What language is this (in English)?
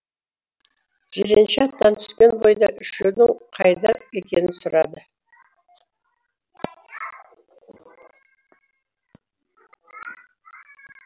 Kazakh